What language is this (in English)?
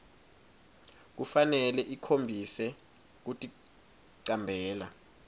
Swati